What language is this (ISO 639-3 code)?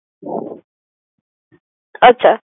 ben